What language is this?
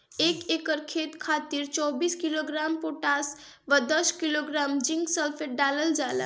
Bhojpuri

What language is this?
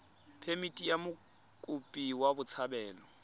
Tswana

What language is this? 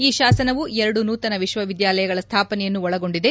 Kannada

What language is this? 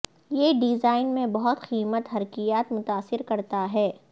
Urdu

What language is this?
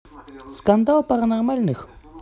Russian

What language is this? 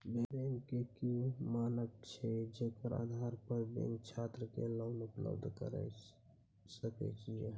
Maithili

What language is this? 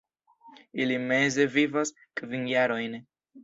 Esperanto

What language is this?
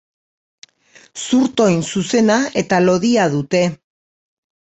Basque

